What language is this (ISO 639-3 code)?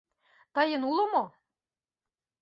chm